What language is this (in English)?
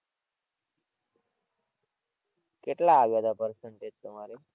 Gujarati